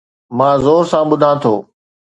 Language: Sindhi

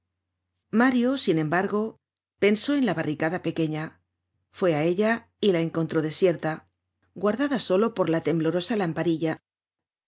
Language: Spanish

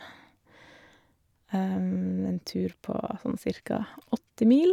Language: Norwegian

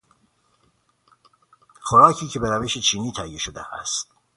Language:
Persian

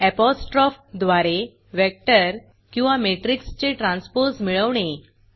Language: Marathi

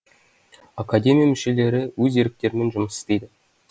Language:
Kazakh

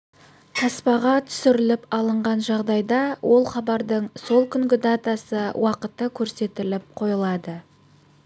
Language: Kazakh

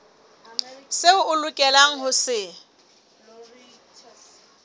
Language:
Southern Sotho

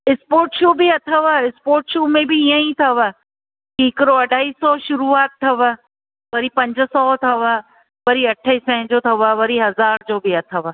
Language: Sindhi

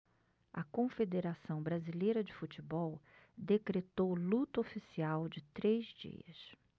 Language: Portuguese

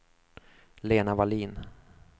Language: Swedish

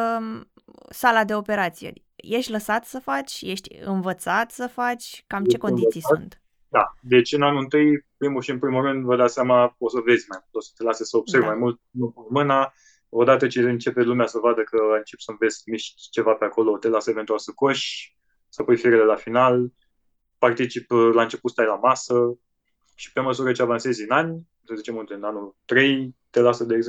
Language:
Romanian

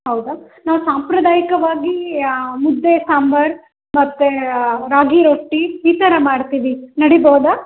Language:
Kannada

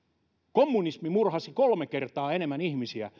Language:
Finnish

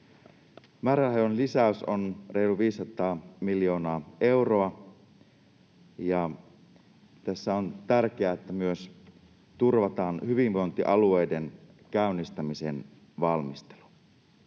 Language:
Finnish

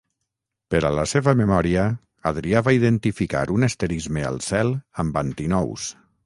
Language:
Catalan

